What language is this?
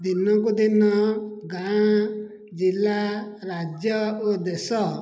Odia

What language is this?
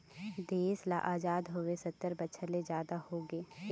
Chhattisgarhi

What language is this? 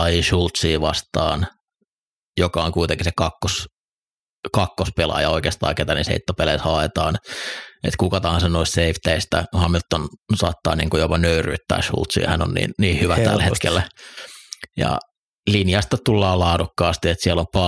Finnish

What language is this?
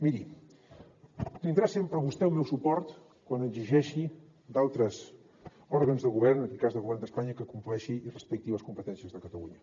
Catalan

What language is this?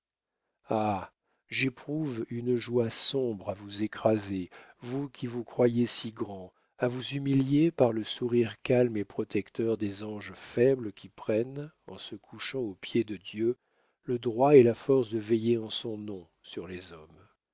French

